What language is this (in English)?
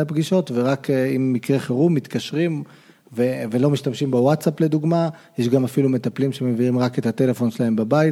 Hebrew